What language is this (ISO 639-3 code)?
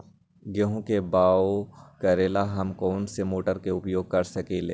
mag